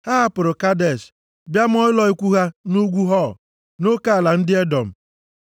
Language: Igbo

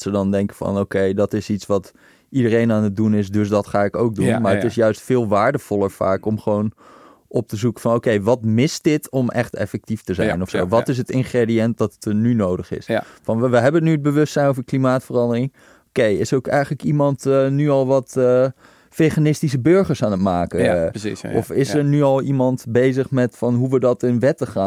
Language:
Dutch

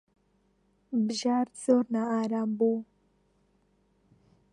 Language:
Central Kurdish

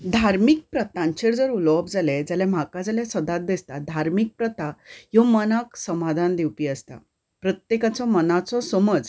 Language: Konkani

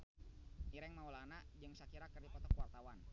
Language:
Sundanese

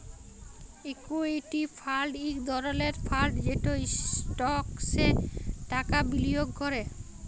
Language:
Bangla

